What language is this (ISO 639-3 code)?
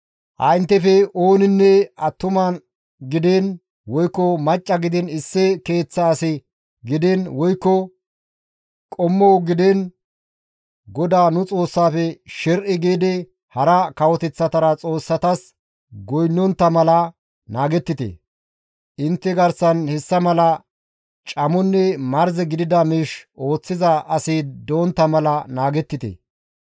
gmv